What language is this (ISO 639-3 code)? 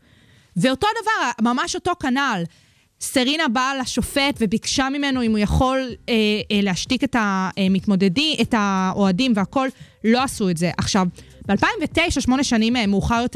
heb